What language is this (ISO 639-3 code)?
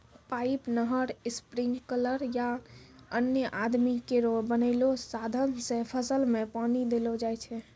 mai